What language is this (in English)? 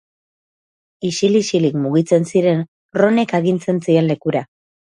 Basque